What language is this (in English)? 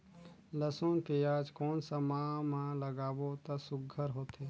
Chhattisgarhi